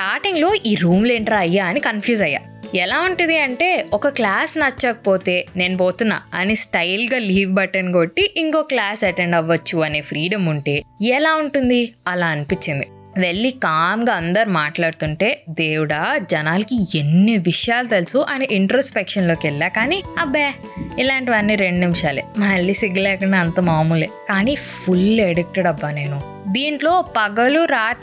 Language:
Telugu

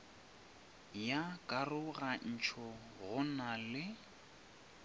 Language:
Northern Sotho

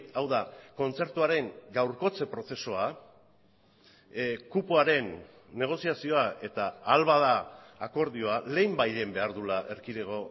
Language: Basque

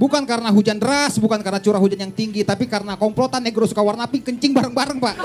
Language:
Indonesian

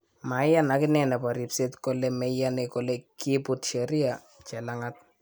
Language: Kalenjin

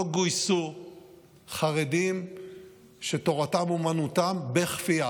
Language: Hebrew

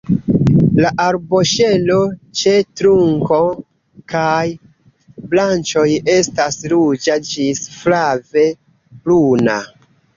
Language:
Esperanto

